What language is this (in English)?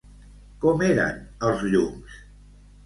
Catalan